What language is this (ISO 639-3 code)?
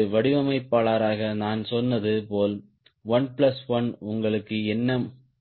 tam